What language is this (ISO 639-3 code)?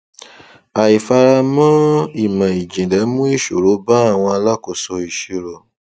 yor